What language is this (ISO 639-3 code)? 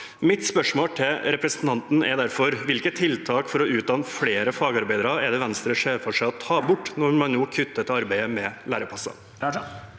nor